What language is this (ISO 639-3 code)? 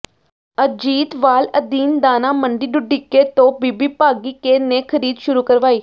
pan